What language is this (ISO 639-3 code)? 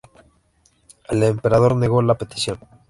spa